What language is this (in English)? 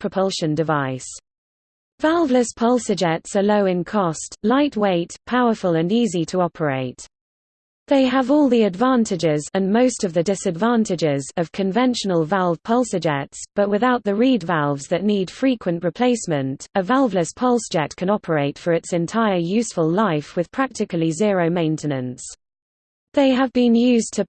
English